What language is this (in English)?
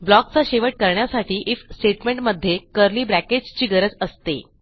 Marathi